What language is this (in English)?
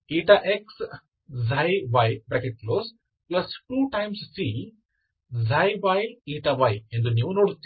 Kannada